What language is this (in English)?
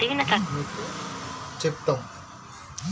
Telugu